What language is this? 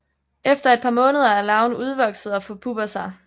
Danish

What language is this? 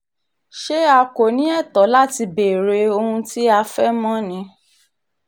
Yoruba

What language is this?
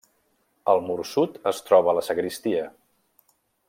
Catalan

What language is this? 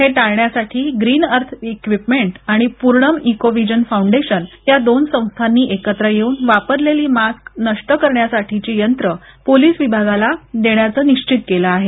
Marathi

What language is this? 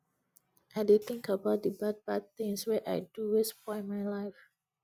Nigerian Pidgin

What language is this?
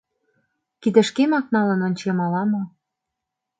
Mari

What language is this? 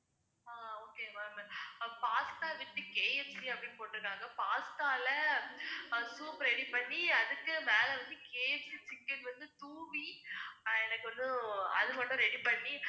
Tamil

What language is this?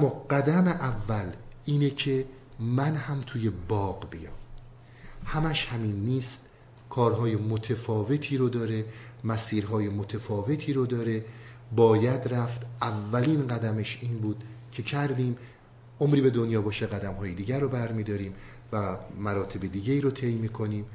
Persian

